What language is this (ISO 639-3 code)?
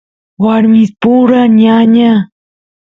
qus